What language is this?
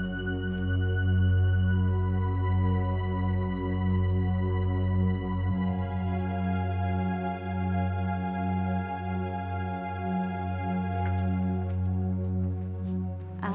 Indonesian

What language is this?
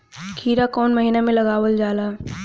Bhojpuri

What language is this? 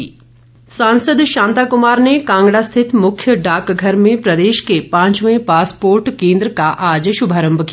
Hindi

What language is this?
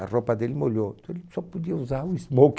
Portuguese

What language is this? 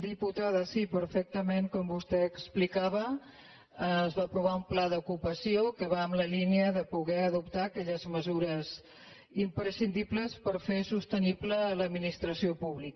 Catalan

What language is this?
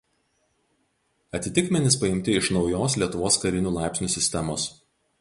Lithuanian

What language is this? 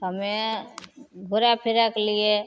Maithili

